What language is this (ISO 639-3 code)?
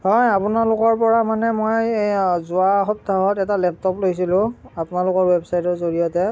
asm